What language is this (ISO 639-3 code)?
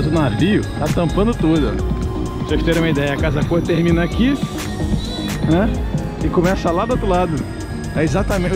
por